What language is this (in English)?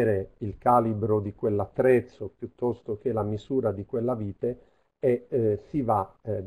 Italian